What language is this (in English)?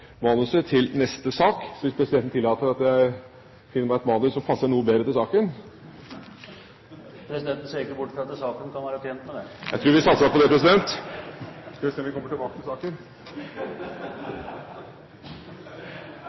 Norwegian Bokmål